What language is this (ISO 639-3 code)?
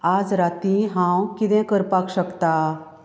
kok